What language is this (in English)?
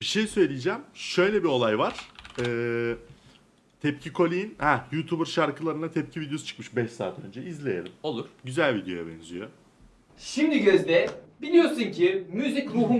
Turkish